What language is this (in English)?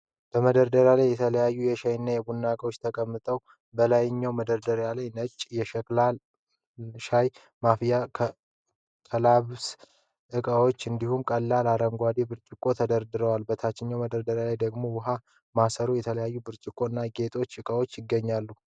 Amharic